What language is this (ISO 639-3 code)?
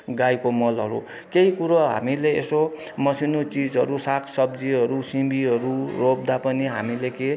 nep